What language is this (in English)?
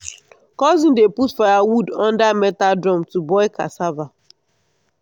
Nigerian Pidgin